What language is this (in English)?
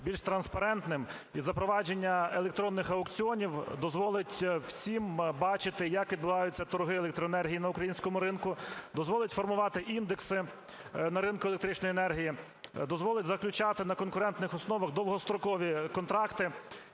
Ukrainian